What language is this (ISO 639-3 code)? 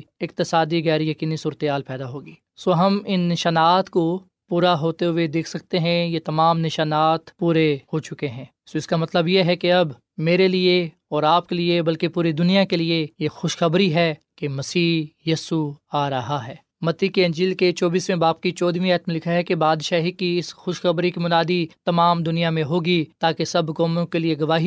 urd